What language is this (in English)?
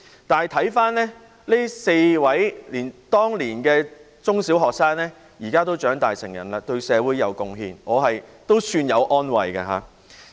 Cantonese